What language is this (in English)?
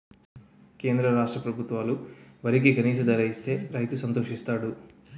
Telugu